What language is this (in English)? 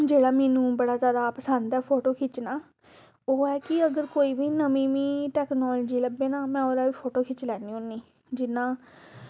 Dogri